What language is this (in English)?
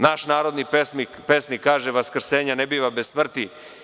Serbian